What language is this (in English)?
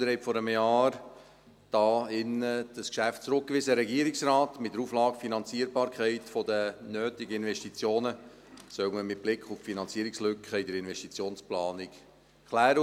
Swiss German